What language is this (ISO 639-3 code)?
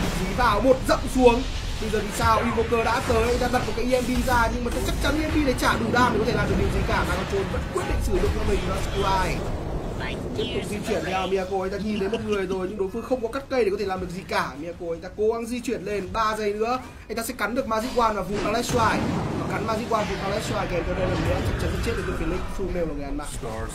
vie